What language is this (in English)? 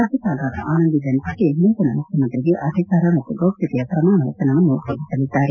Kannada